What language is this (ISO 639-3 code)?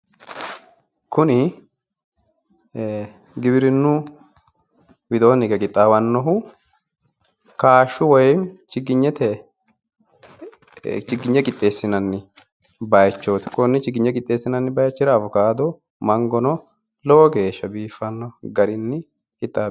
sid